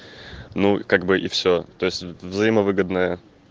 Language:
Russian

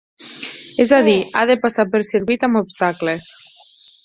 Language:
Catalan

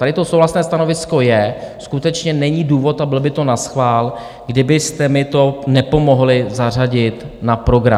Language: Czech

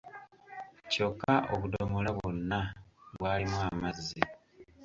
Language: Ganda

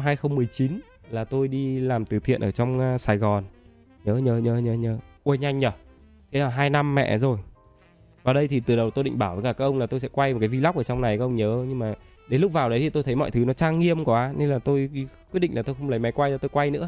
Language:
Vietnamese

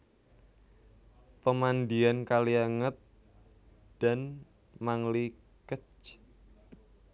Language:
Javanese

